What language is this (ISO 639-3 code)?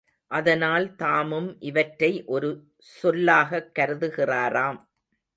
tam